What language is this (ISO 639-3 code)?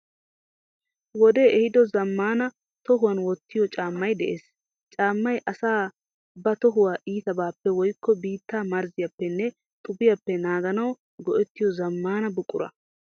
wal